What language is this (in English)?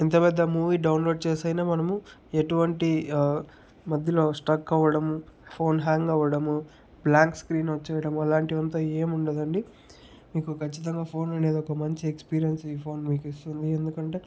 Telugu